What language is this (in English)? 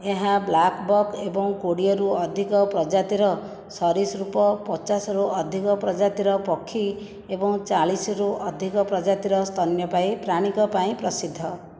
Odia